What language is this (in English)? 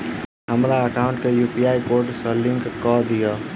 Maithili